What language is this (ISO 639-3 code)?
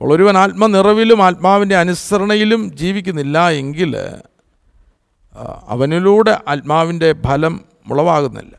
mal